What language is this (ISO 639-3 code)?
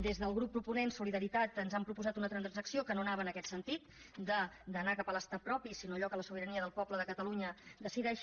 cat